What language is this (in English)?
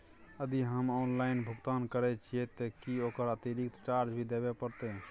Maithili